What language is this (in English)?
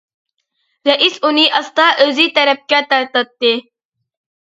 Uyghur